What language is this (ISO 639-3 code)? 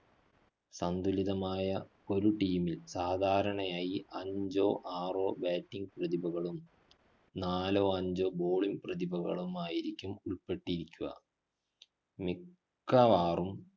mal